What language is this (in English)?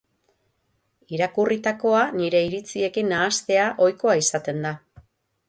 Basque